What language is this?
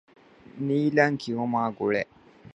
Divehi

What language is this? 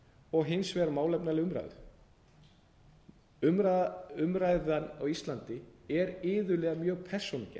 Icelandic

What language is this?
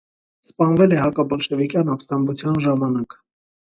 Armenian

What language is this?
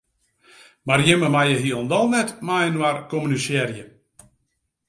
Western Frisian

